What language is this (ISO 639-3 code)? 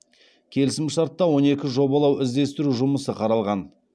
kaz